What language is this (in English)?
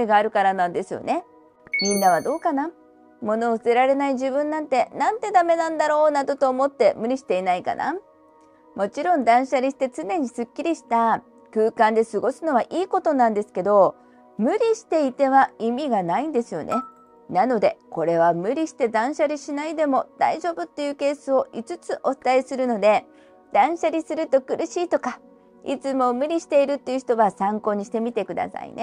Japanese